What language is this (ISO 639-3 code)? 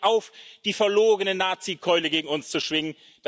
deu